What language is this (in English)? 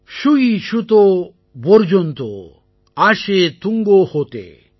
Tamil